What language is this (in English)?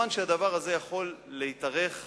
Hebrew